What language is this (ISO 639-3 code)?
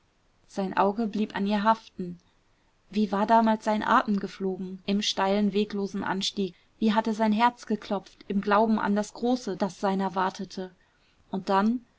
deu